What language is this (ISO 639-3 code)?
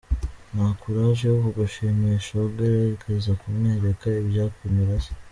kin